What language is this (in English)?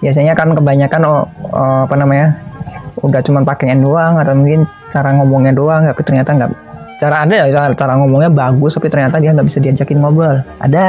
Indonesian